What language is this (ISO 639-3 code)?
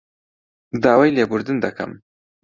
ckb